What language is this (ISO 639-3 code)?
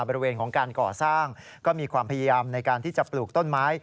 tha